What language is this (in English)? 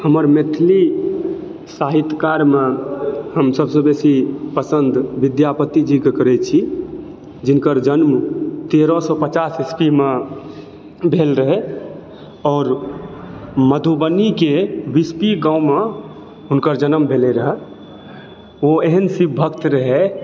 Maithili